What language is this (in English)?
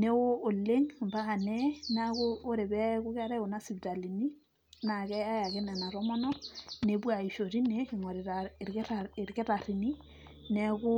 Masai